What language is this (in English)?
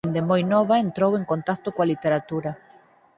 Galician